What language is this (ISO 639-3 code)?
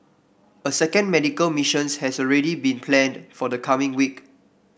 eng